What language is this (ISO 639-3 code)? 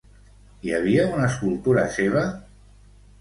cat